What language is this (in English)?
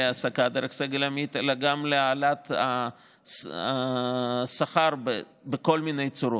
Hebrew